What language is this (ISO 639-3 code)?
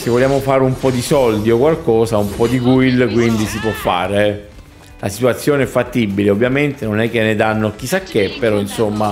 ita